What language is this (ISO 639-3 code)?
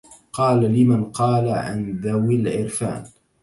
ara